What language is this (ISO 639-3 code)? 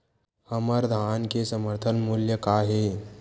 hne